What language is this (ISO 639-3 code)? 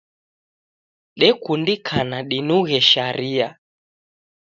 dav